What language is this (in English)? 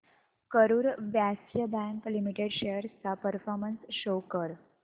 Marathi